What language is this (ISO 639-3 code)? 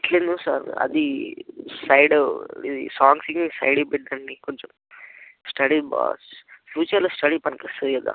tel